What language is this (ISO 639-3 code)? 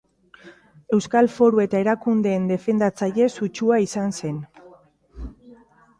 eus